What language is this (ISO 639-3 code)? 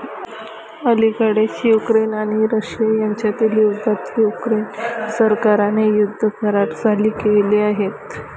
mar